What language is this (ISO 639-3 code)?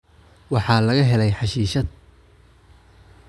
som